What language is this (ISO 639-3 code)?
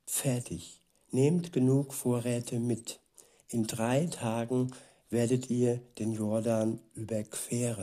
deu